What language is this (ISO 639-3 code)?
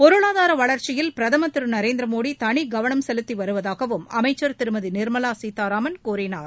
tam